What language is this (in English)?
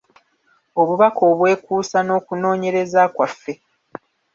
Ganda